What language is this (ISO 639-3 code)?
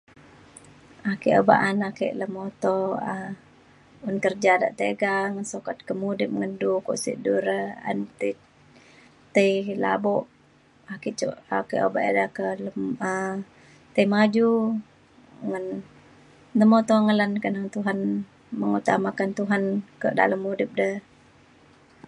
xkl